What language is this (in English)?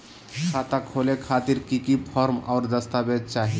Magahi